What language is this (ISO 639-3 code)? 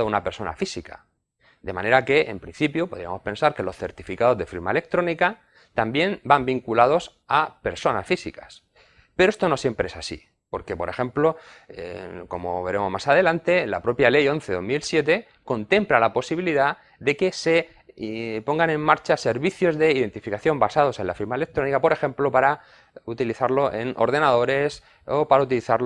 spa